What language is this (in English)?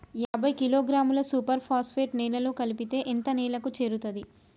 Telugu